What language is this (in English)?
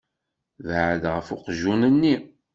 Kabyle